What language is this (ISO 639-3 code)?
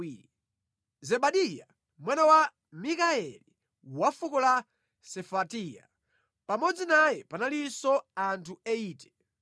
nya